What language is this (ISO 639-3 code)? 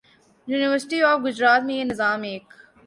urd